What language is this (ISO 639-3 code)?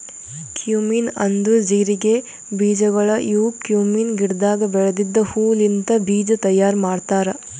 kan